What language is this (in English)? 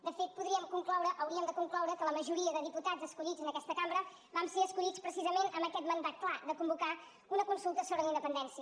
Catalan